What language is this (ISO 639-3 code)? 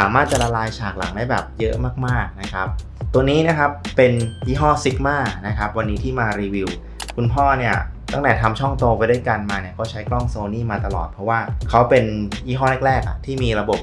tha